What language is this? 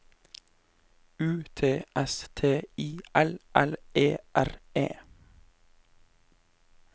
Norwegian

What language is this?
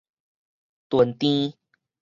Min Nan Chinese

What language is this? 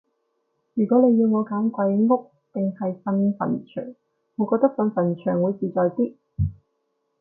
Cantonese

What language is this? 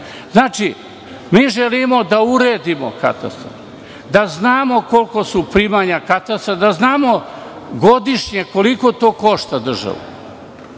Serbian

